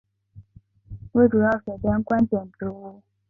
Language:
Chinese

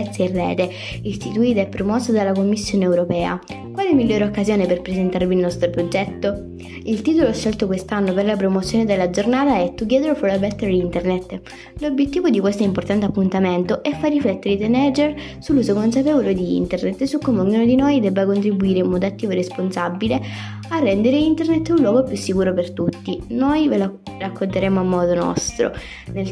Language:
Italian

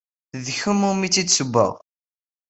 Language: Kabyle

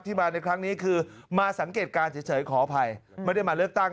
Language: Thai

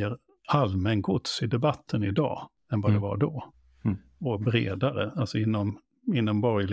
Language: Swedish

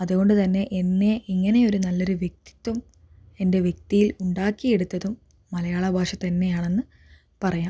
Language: Malayalam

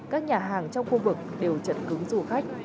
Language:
Vietnamese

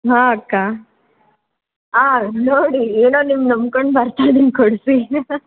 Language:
Kannada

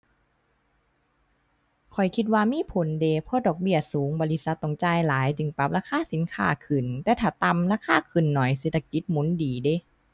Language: Thai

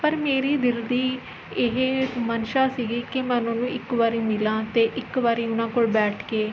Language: Punjabi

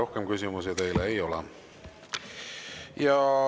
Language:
Estonian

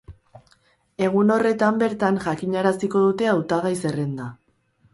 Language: Basque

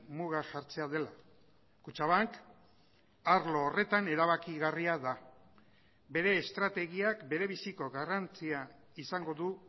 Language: Basque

